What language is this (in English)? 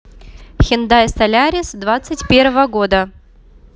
Russian